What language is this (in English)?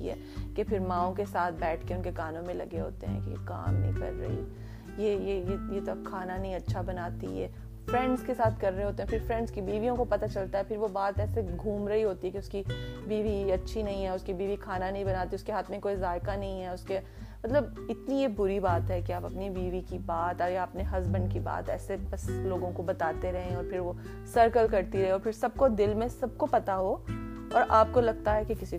Urdu